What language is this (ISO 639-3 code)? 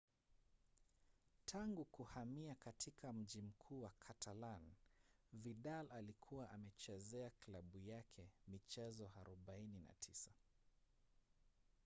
swa